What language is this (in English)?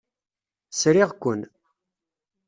Kabyle